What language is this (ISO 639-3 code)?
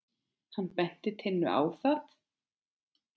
isl